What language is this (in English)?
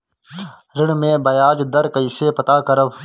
Bhojpuri